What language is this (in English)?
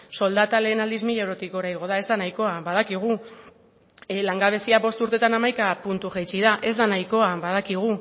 Basque